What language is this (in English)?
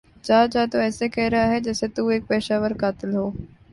Urdu